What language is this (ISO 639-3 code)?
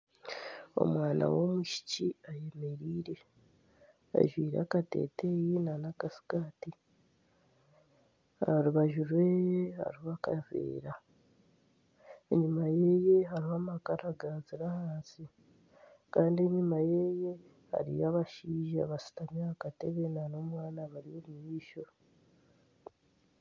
nyn